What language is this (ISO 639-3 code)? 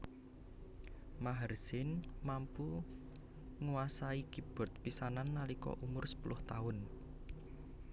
jav